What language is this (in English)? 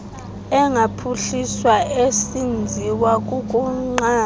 Xhosa